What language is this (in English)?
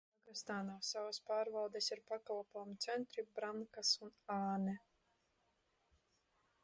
Latvian